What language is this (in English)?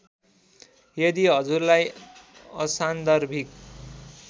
Nepali